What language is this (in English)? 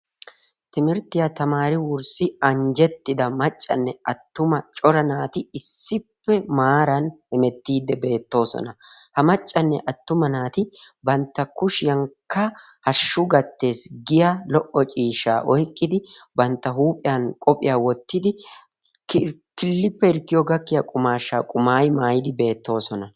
Wolaytta